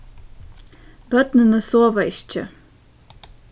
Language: Faroese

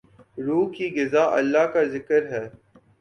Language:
Urdu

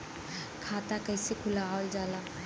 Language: Bhojpuri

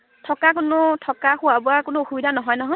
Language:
Assamese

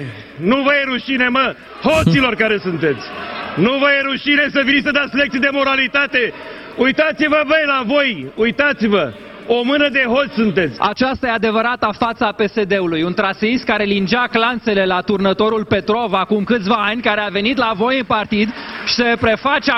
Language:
Romanian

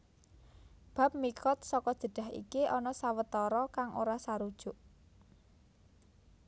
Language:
Javanese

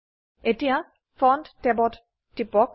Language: Assamese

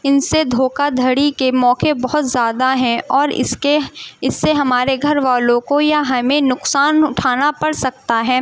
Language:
Urdu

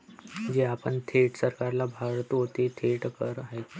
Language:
Marathi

